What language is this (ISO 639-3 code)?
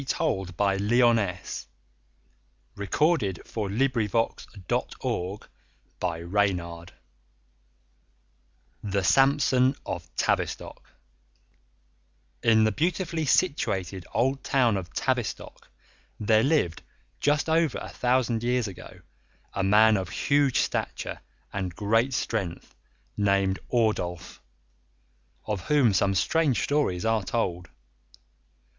eng